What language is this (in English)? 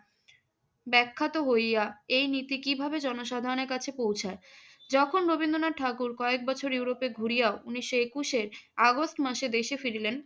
Bangla